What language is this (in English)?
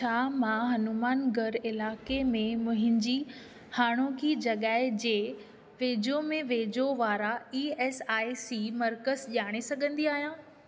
Sindhi